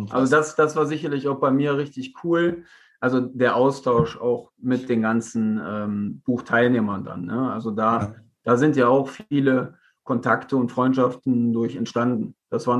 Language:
German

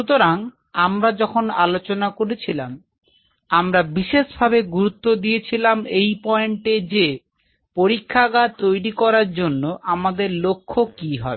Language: Bangla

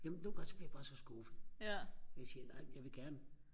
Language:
Danish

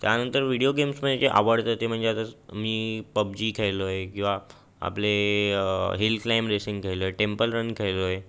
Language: Marathi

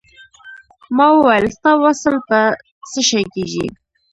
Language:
Pashto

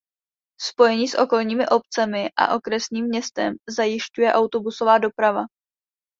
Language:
Czech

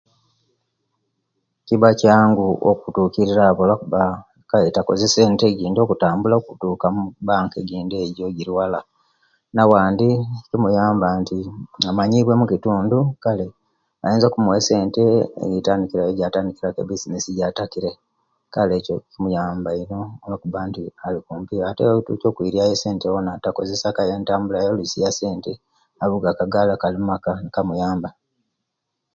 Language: Kenyi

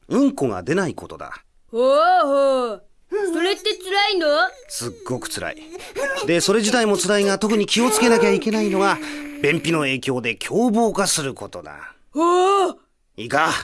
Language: Japanese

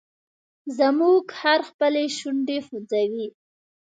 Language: Pashto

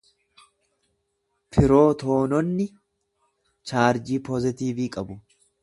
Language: Oromo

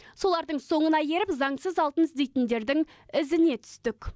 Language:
Kazakh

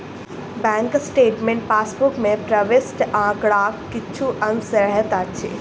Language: Maithili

